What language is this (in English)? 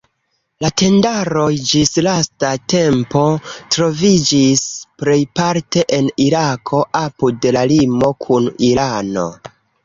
Esperanto